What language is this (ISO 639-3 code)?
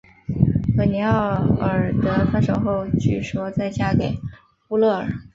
zho